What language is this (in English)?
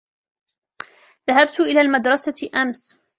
Arabic